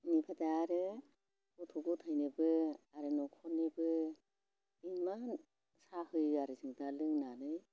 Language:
Bodo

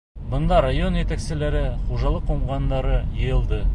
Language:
Bashkir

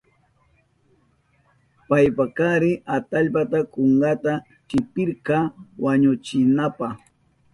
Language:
Southern Pastaza Quechua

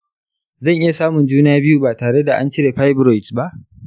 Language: Hausa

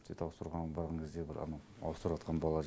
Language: Kazakh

